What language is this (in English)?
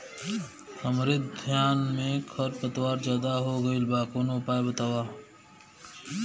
Bhojpuri